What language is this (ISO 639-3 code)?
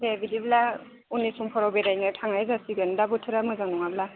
brx